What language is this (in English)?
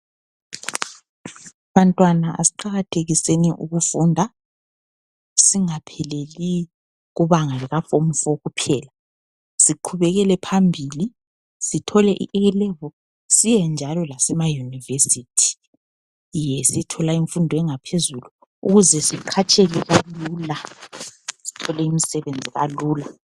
North Ndebele